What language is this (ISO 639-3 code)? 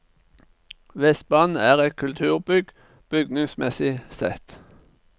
nor